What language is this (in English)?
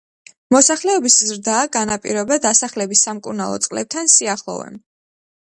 Georgian